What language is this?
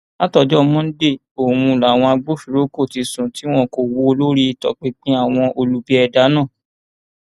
Yoruba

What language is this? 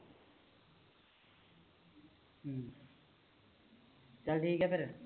Punjabi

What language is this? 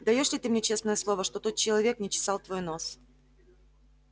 Russian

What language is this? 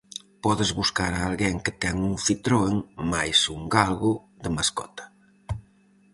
Galician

